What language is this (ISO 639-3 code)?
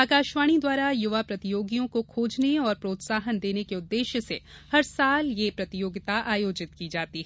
hin